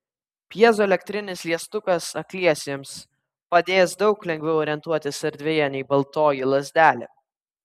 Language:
Lithuanian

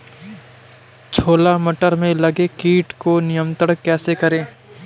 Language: Hindi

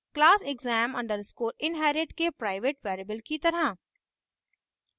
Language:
Hindi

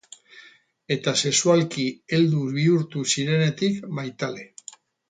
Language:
Basque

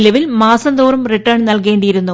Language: Malayalam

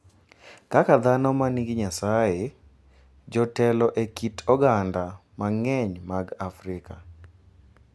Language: Luo (Kenya and Tanzania)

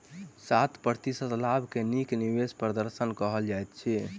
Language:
Maithili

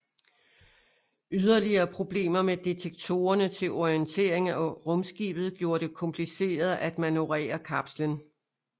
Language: Danish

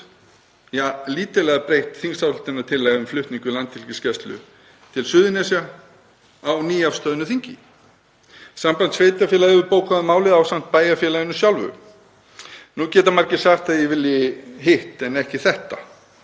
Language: Icelandic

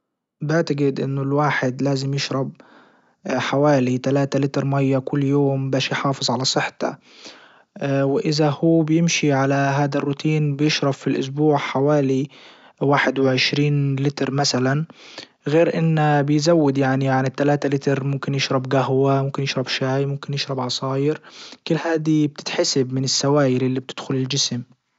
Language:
Libyan Arabic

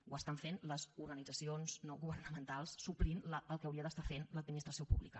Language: Catalan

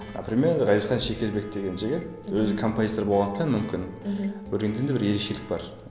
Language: Kazakh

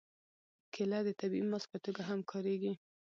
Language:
Pashto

